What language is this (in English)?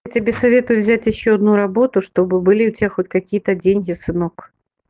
Russian